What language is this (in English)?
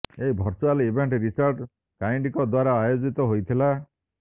Odia